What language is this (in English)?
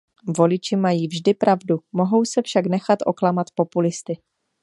Czech